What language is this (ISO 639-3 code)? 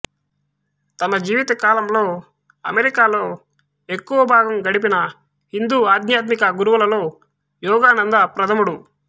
tel